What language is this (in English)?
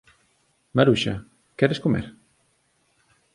Galician